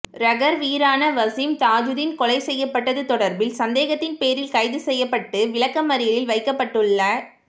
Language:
Tamil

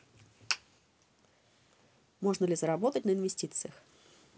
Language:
Russian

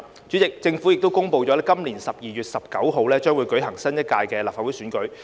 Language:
Cantonese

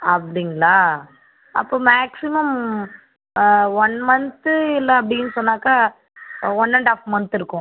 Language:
Tamil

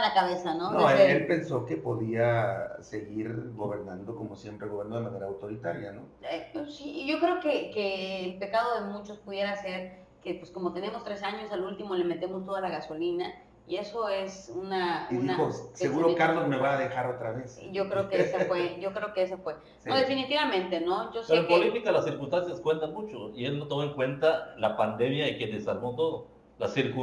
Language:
Spanish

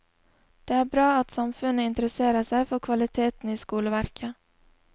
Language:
Norwegian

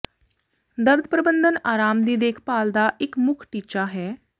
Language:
Punjabi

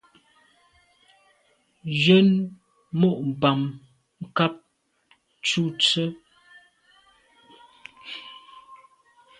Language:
Medumba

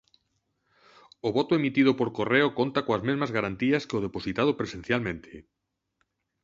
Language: Galician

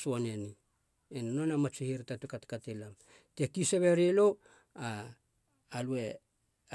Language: Halia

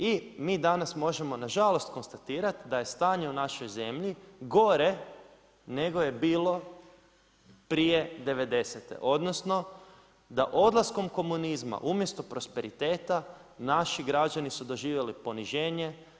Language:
Croatian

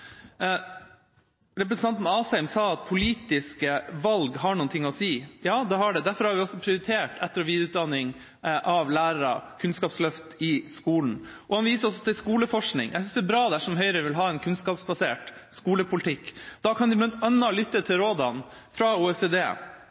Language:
Norwegian Bokmål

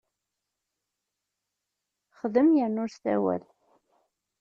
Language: Kabyle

